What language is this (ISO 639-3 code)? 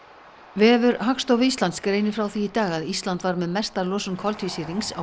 isl